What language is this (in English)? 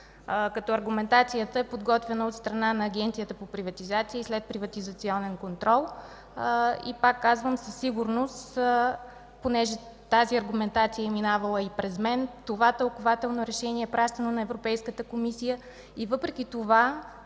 Bulgarian